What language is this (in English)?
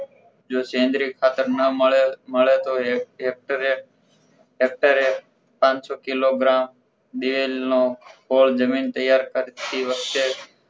Gujarati